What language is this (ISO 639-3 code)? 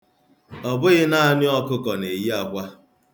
ibo